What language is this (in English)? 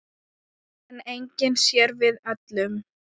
Icelandic